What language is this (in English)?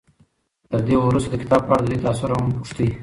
Pashto